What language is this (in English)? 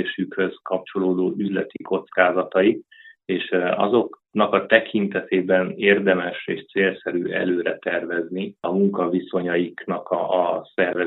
Hungarian